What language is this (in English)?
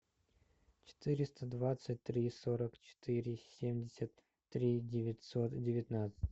Russian